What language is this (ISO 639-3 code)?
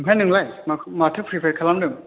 brx